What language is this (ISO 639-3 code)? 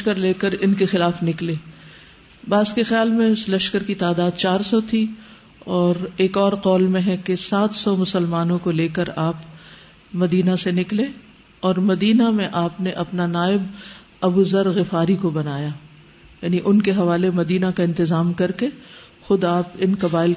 urd